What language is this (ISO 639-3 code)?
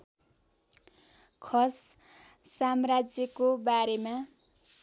nep